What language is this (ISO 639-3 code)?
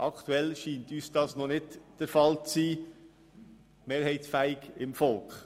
gsw